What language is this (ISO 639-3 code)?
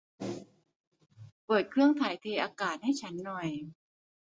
tha